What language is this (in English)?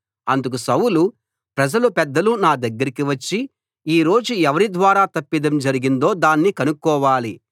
Telugu